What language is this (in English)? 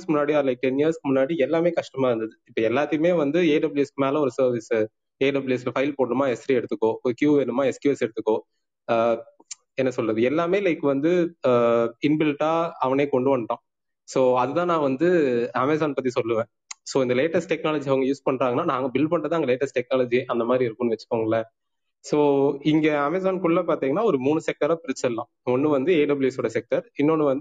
Tamil